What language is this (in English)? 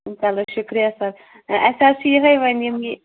Kashmiri